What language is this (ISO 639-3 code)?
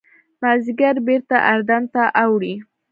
pus